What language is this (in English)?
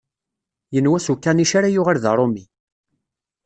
Kabyle